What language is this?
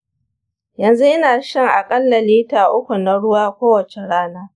Hausa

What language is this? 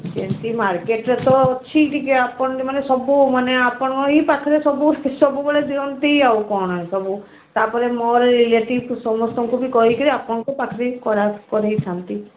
Odia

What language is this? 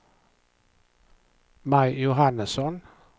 Swedish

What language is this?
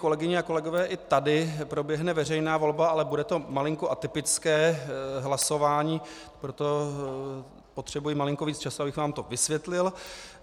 Czech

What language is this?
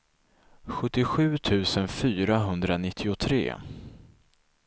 Swedish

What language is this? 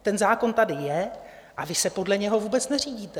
Czech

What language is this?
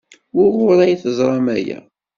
Kabyle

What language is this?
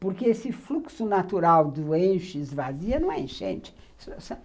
Portuguese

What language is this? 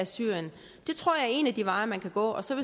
Danish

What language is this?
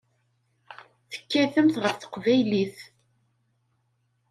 Kabyle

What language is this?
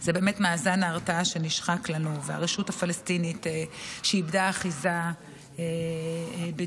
Hebrew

